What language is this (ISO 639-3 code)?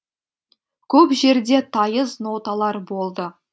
kaz